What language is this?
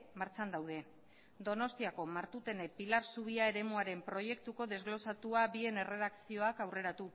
Basque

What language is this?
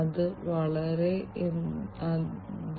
Malayalam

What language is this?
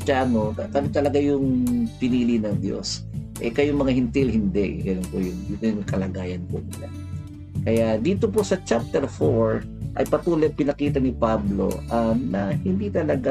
Filipino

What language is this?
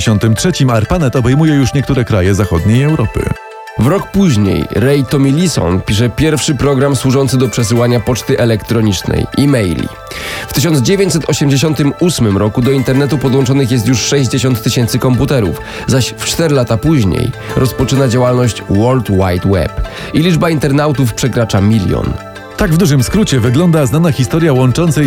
Polish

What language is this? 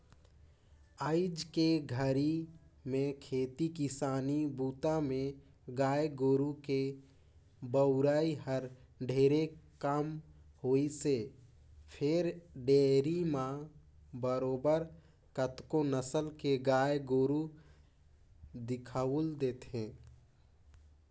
Chhattisgarhi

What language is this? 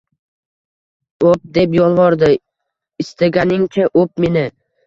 Uzbek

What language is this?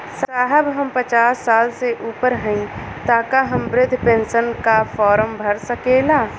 Bhojpuri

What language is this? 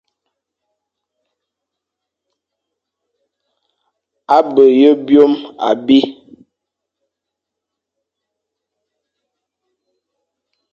Fang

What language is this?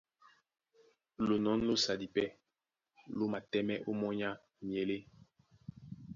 Duala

